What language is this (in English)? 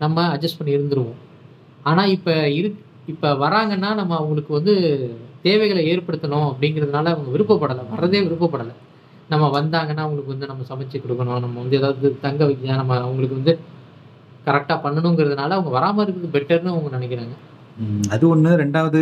Tamil